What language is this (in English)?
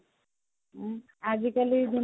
Odia